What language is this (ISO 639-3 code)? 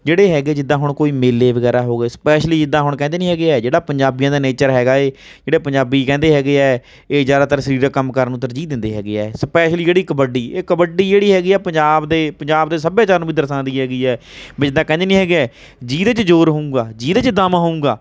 pan